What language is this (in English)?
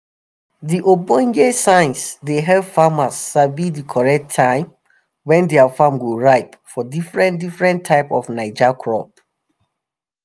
Nigerian Pidgin